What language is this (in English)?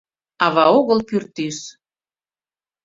Mari